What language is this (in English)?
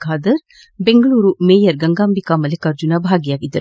Kannada